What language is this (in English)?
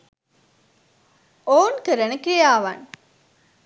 Sinhala